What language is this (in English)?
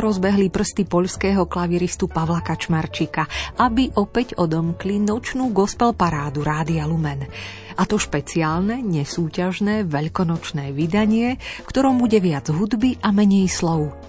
Slovak